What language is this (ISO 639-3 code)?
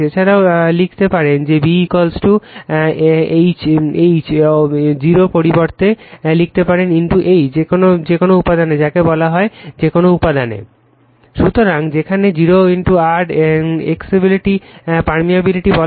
ben